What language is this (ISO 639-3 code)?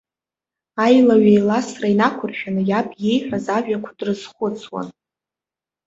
abk